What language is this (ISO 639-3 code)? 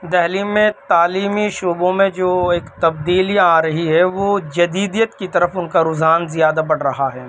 urd